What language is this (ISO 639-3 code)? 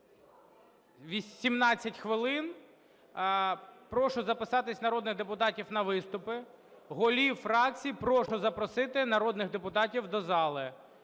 ukr